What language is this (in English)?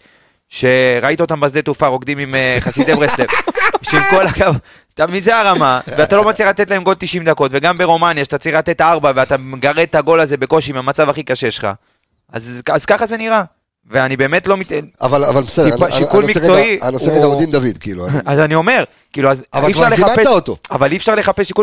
Hebrew